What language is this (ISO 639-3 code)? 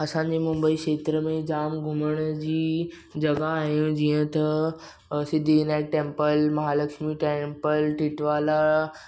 snd